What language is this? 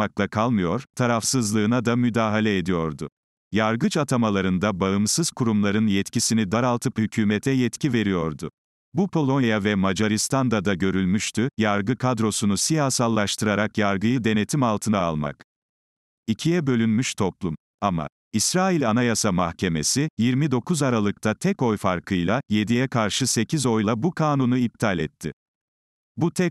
Turkish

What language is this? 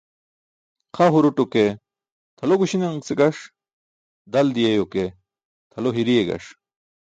Burushaski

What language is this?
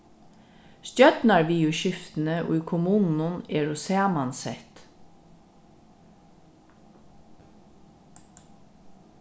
Faroese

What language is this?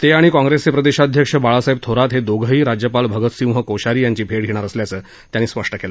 Marathi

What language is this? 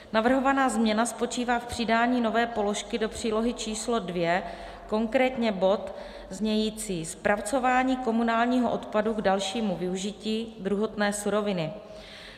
Czech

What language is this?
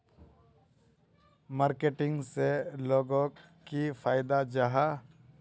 Magahi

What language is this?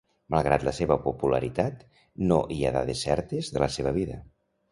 Catalan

